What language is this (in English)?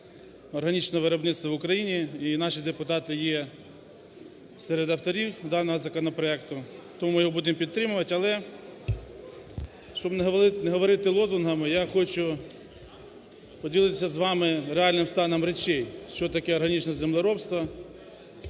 Ukrainian